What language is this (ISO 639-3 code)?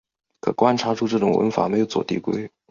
zho